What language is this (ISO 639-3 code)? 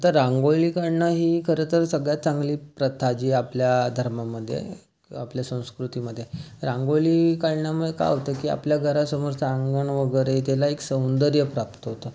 mar